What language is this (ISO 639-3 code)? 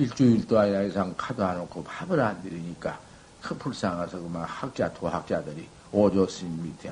kor